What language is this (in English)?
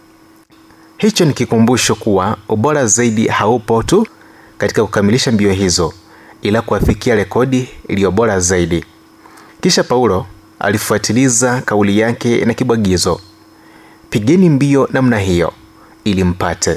Swahili